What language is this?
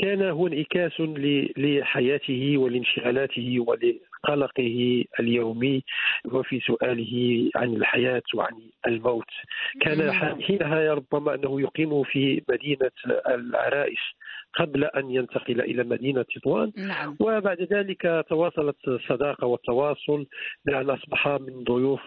Arabic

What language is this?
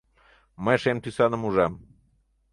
Mari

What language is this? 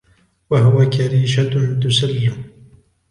Arabic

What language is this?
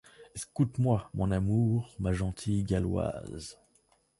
French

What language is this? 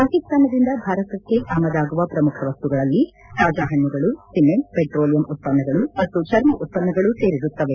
Kannada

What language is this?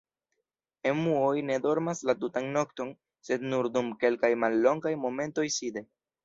Esperanto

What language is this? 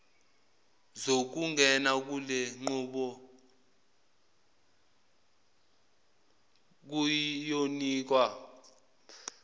Zulu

